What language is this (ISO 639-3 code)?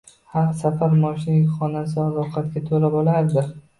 uzb